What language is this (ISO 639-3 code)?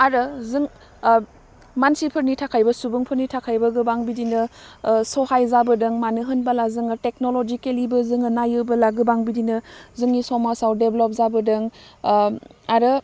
brx